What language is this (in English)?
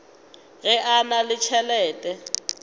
Northern Sotho